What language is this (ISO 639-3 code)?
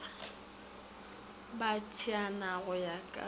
nso